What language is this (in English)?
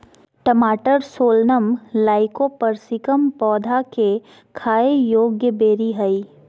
Magahi